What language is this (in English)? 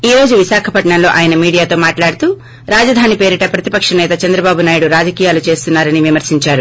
Telugu